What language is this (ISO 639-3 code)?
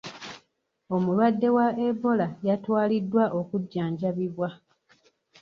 lug